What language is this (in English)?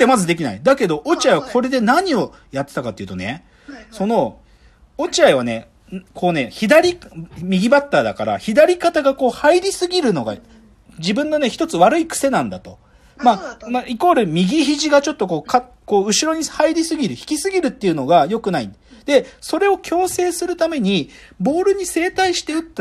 Japanese